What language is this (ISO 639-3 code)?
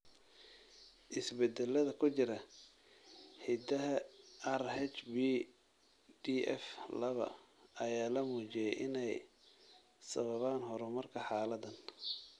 som